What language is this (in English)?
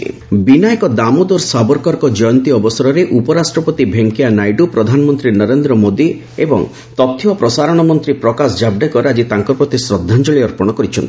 Odia